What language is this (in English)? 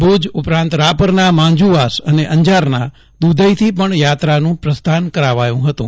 Gujarati